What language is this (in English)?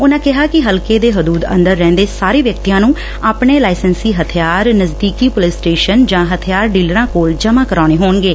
Punjabi